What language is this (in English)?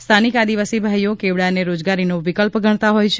Gujarati